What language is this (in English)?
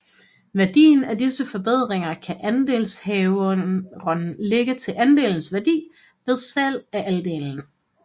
Danish